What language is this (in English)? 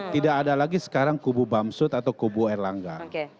Indonesian